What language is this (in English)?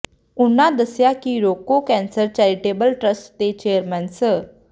Punjabi